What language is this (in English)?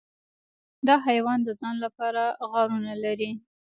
Pashto